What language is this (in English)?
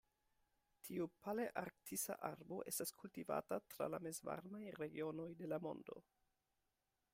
Esperanto